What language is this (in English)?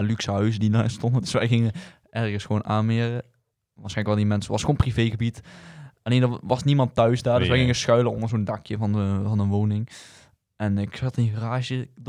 Dutch